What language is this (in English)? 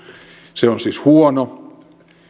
Finnish